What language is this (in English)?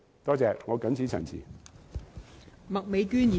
Cantonese